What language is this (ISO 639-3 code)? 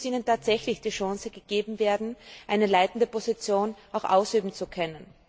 deu